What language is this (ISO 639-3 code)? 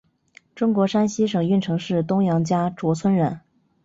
zho